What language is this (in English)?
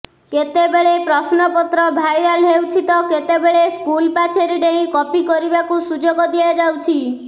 Odia